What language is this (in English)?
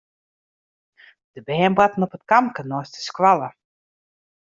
Western Frisian